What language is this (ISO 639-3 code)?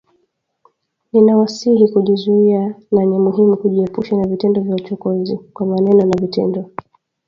swa